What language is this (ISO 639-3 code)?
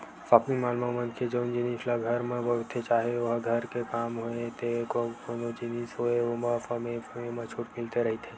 hne